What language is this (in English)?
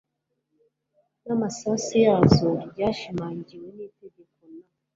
Kinyarwanda